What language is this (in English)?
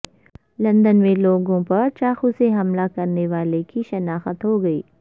Urdu